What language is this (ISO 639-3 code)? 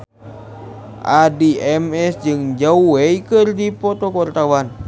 sun